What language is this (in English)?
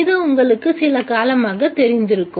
Tamil